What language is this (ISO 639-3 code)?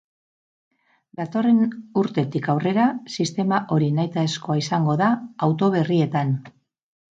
eus